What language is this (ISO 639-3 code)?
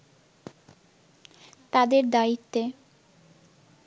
ben